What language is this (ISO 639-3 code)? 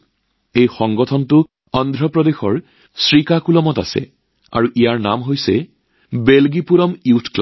asm